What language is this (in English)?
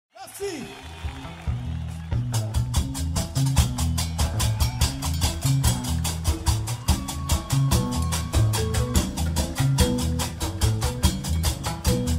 Arabic